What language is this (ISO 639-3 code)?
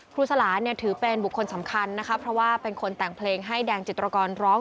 tha